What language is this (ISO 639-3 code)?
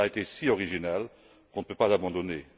fra